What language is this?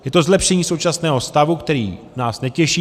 Czech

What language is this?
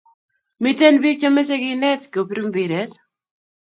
Kalenjin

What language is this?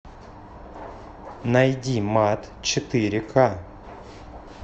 Russian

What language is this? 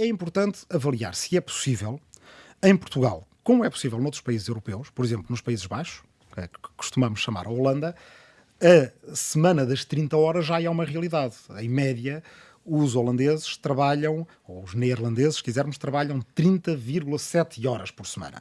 Portuguese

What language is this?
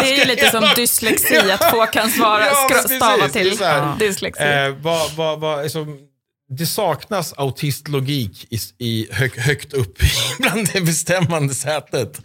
Swedish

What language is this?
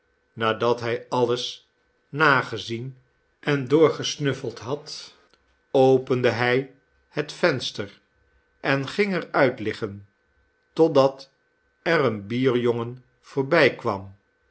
Dutch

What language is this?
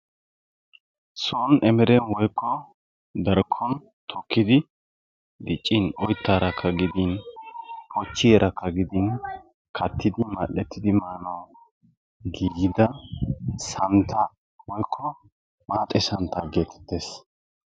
Wolaytta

